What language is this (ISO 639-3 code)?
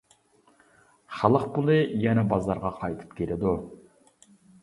uig